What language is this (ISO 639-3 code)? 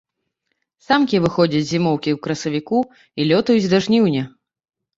bel